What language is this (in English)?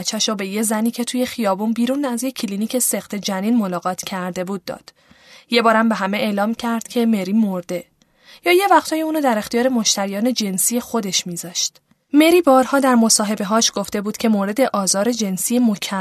Persian